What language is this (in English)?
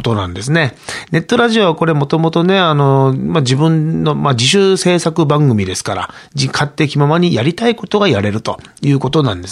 Japanese